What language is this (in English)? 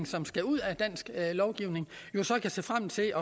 Danish